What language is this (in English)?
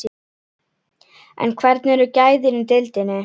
Icelandic